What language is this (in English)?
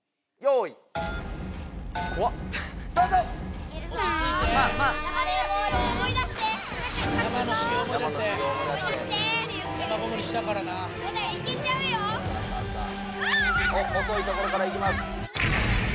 Japanese